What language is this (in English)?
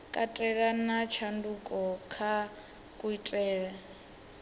Venda